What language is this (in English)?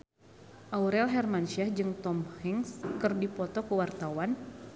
Sundanese